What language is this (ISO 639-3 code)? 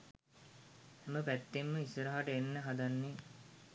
sin